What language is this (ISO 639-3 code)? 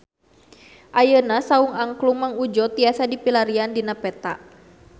sun